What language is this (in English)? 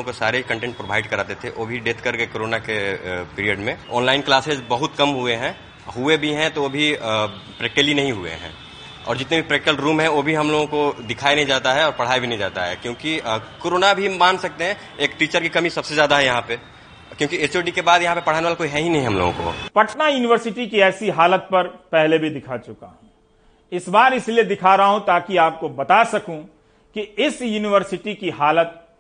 Hindi